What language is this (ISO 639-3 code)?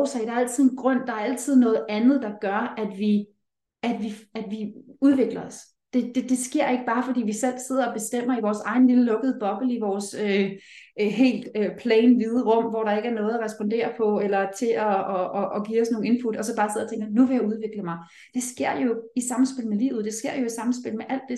dan